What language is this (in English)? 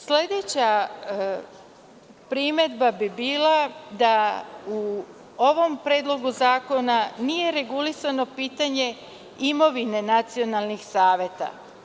Serbian